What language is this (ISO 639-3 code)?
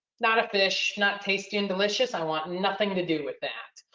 eng